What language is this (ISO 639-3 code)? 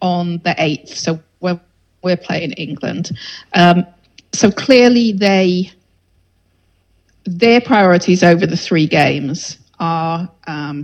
eng